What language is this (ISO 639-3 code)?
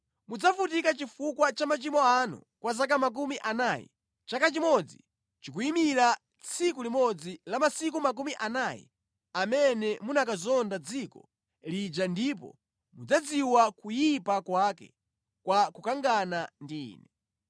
nya